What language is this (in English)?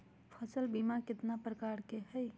Magahi